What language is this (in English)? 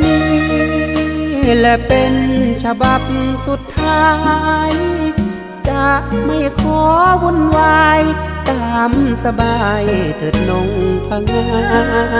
Thai